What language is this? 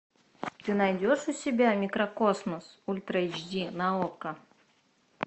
Russian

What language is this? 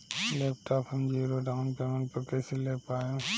Bhojpuri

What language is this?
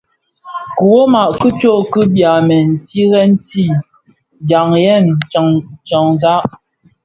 Bafia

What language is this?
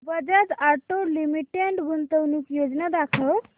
Marathi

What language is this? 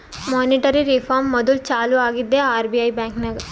Kannada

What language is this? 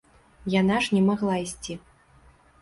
Belarusian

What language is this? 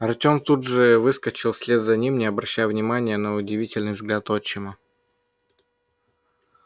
Russian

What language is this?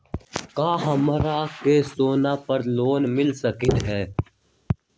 Magahi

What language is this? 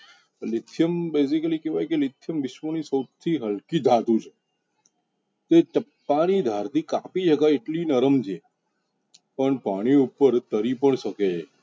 Gujarati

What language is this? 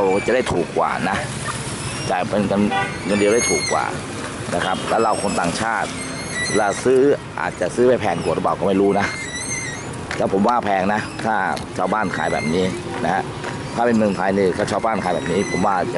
Thai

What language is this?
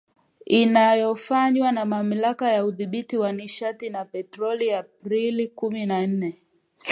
Swahili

